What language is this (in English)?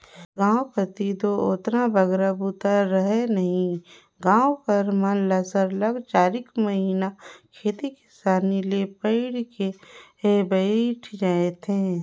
Chhattisgarhi